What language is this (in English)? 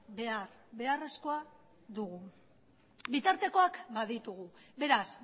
Basque